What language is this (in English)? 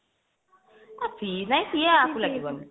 Odia